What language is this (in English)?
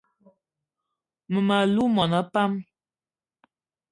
Eton (Cameroon)